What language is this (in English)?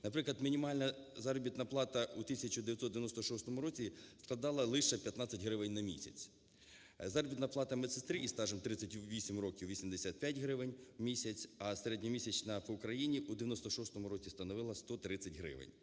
Ukrainian